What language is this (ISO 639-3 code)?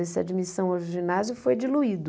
por